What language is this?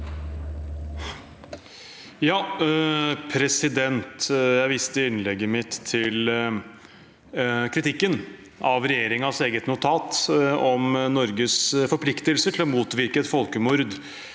Norwegian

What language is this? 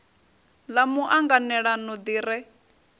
Venda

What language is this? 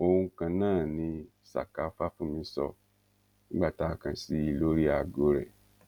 Yoruba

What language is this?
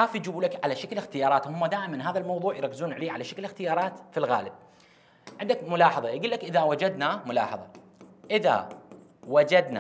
Arabic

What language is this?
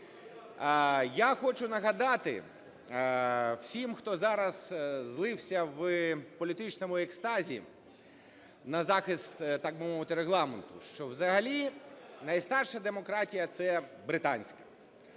Ukrainian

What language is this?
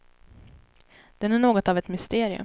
Swedish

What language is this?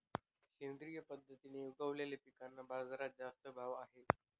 Marathi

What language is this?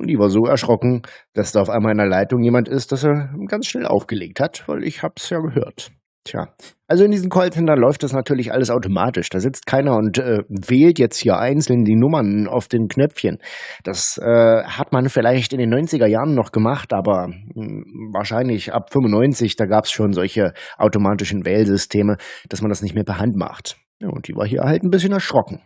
German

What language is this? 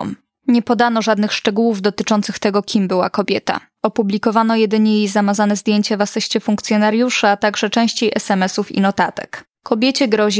Polish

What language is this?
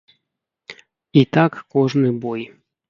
Belarusian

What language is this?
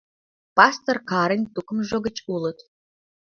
Mari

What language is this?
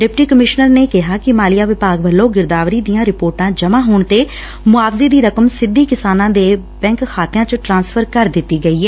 Punjabi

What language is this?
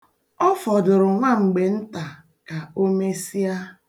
Igbo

